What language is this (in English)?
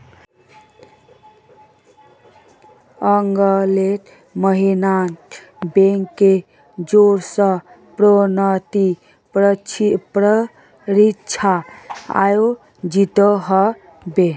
Magahi